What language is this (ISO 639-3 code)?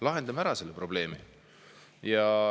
est